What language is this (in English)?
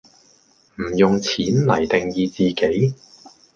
Cantonese